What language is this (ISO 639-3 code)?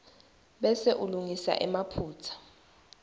ssw